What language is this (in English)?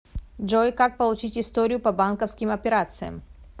Russian